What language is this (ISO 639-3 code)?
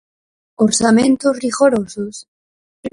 glg